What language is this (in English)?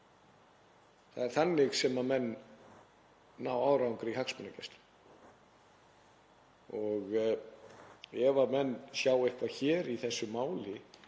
Icelandic